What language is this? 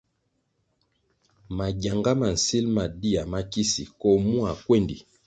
Kwasio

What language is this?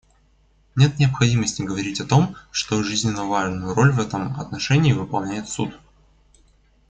Russian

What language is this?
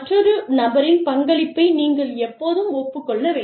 Tamil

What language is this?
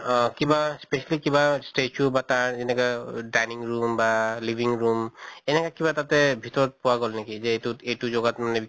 Assamese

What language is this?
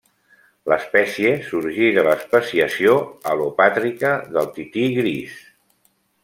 Catalan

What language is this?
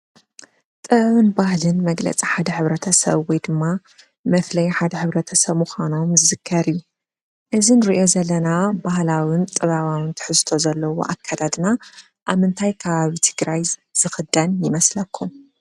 Tigrinya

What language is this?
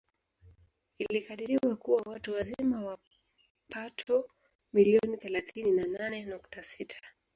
Swahili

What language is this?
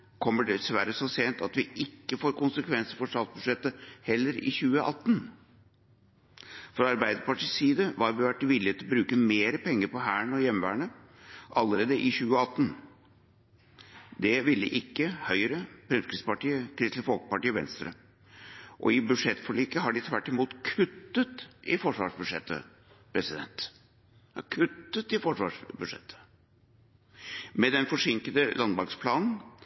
Norwegian Bokmål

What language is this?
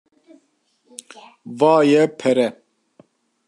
Kurdish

